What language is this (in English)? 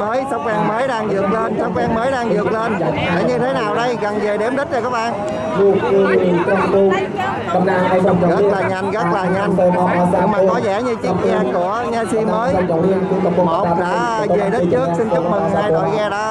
Vietnamese